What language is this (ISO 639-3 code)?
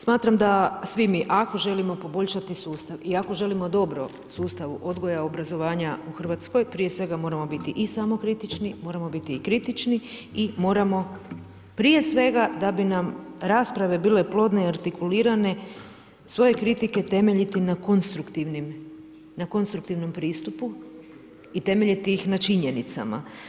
hrv